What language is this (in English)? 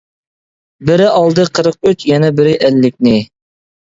Uyghur